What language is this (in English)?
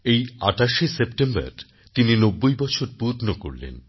Bangla